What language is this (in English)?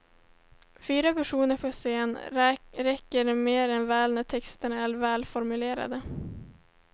Swedish